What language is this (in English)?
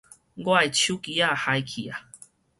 Min Nan Chinese